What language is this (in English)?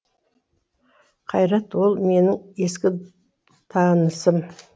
Kazakh